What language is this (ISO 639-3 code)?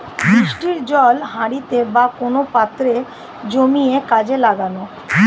ben